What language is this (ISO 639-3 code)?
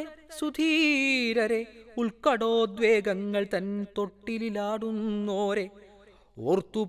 mal